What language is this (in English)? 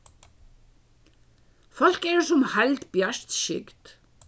Faroese